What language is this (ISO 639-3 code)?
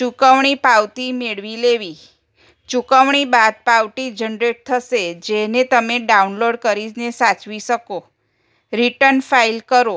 guj